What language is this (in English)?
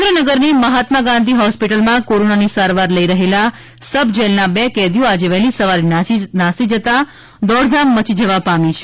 Gujarati